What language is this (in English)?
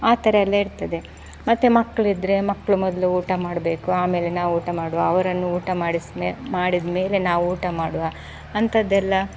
Kannada